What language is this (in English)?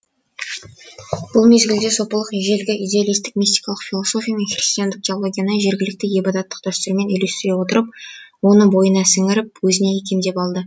Kazakh